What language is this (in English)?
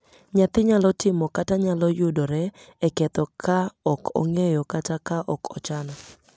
Luo (Kenya and Tanzania)